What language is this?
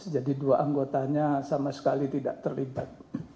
Indonesian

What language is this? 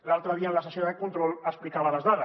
Catalan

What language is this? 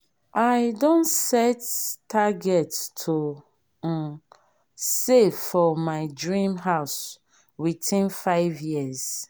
Nigerian Pidgin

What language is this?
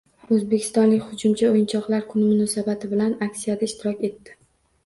Uzbek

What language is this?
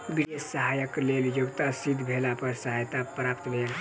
Maithili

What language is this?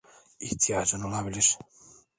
Turkish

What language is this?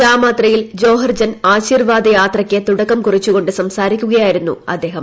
Malayalam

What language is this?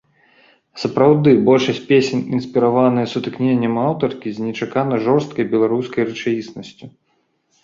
Belarusian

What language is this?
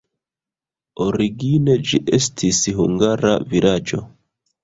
Esperanto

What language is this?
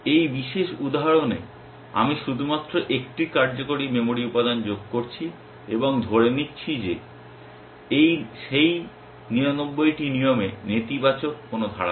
Bangla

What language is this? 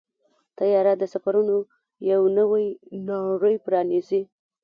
Pashto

